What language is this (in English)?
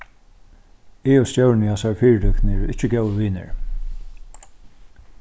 Faroese